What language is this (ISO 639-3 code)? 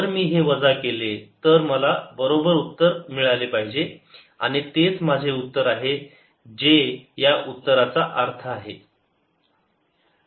mar